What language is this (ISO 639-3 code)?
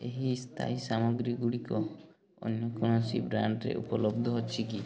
ori